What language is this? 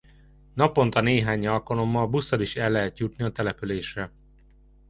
Hungarian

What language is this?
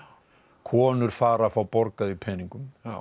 Icelandic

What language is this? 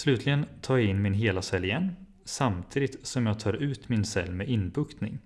Swedish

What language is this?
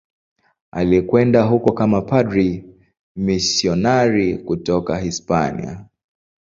Swahili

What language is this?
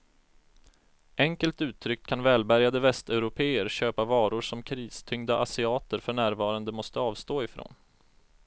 Swedish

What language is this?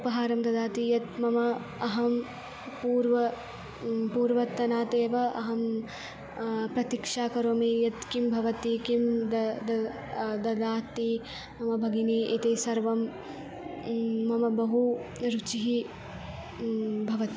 Sanskrit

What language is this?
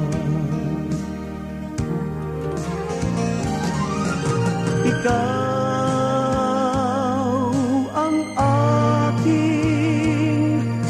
Filipino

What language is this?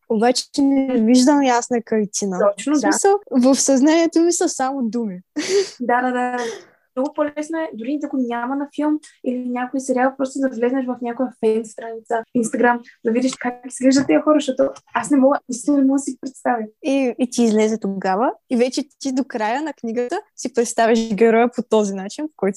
Bulgarian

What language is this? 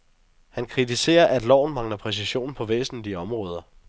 Danish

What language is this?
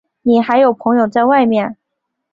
Chinese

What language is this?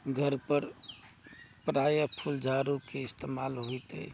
Maithili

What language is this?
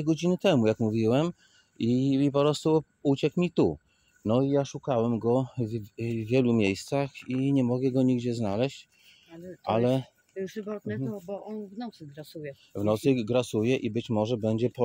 Polish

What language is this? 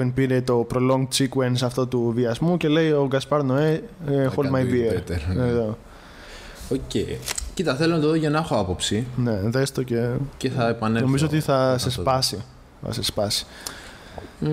Greek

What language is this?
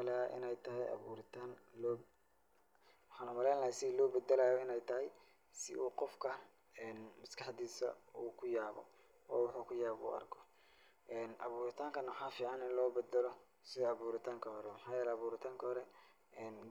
Somali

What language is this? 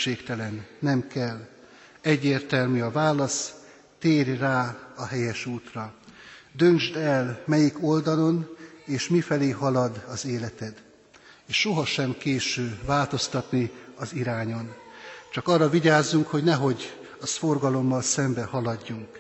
Hungarian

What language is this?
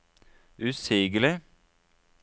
Norwegian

